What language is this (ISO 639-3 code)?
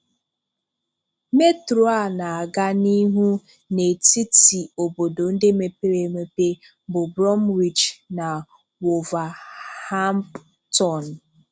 ibo